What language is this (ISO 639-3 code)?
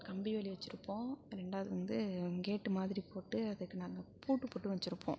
tam